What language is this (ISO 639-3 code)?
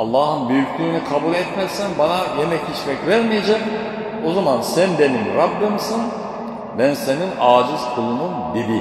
tur